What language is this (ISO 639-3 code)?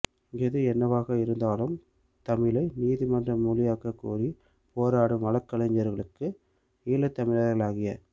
tam